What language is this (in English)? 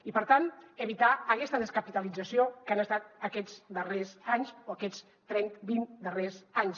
Catalan